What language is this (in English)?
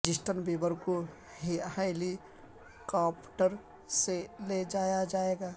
Urdu